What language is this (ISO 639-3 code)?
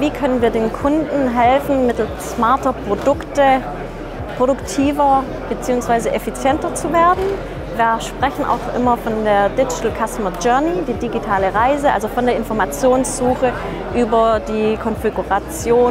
deu